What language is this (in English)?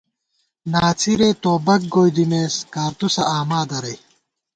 Gawar-Bati